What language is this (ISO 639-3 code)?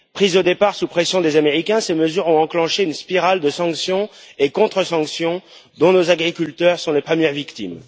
fra